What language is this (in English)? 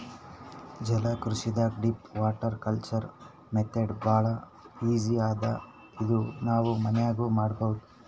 Kannada